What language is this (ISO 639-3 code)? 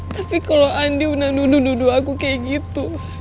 ind